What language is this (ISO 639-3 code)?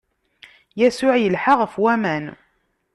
kab